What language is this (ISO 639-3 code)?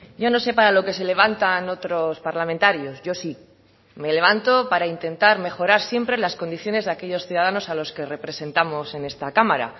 spa